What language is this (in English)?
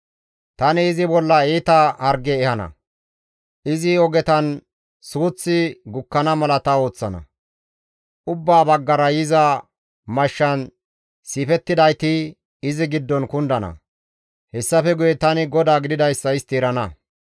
Gamo